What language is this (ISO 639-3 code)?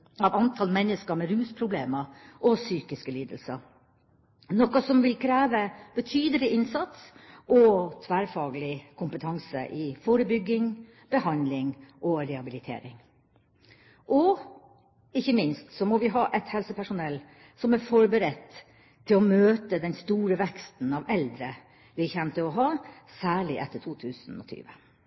nob